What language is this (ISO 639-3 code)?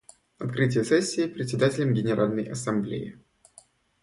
rus